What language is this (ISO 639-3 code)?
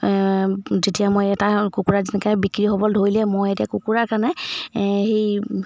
asm